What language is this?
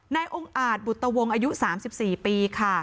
Thai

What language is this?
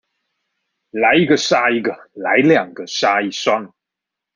Chinese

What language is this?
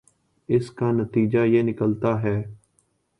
Urdu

